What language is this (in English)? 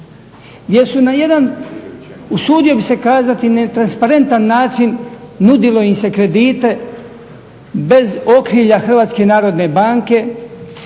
Croatian